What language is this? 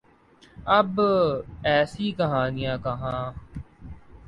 Urdu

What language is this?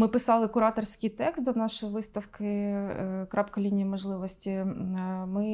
Ukrainian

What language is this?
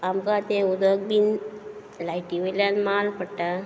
Konkani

